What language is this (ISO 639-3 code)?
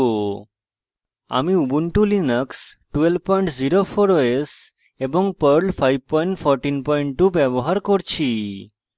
ben